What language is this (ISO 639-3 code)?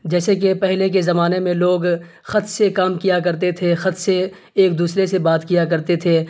urd